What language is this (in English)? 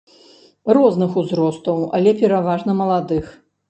Belarusian